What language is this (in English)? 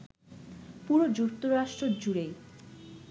Bangla